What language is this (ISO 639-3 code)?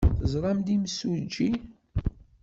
kab